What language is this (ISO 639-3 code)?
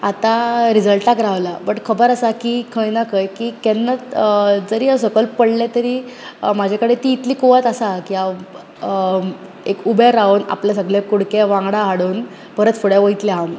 kok